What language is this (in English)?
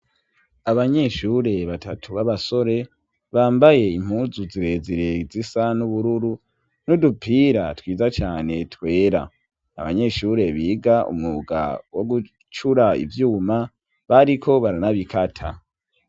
Rundi